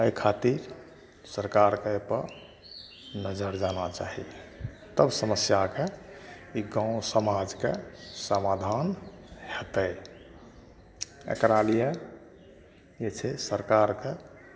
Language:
Maithili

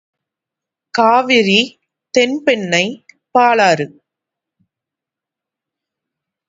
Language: Tamil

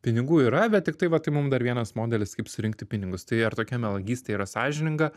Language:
Lithuanian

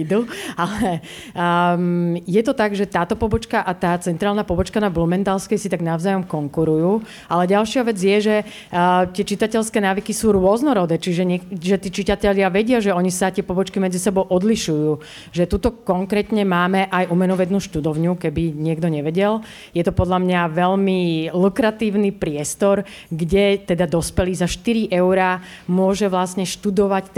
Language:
Slovak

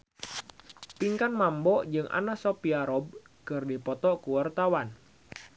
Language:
Sundanese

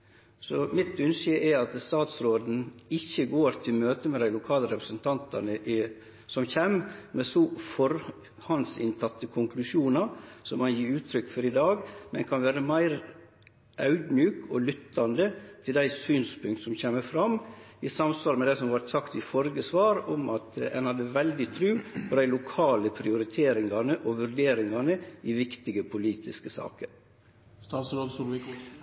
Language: Norwegian Nynorsk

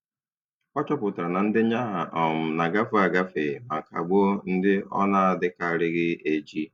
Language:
Igbo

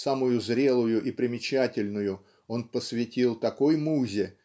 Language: Russian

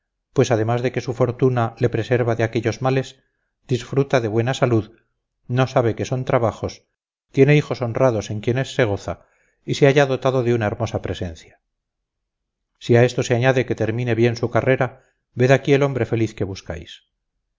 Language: Spanish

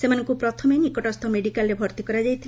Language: Odia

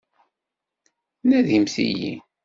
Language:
Kabyle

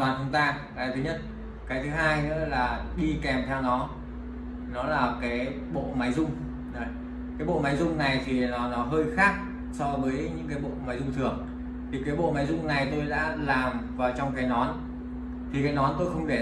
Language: Vietnamese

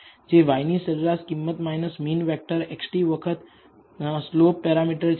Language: Gujarati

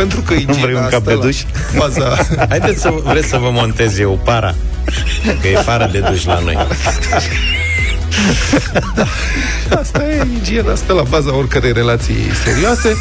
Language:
Romanian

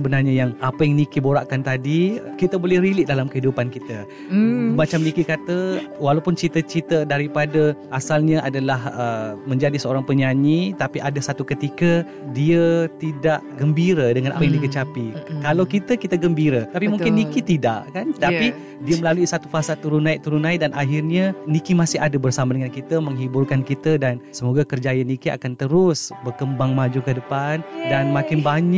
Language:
Malay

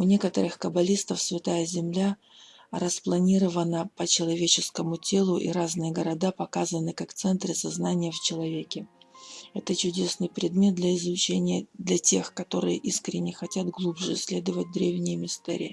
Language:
Russian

